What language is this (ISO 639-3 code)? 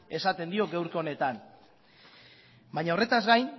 eus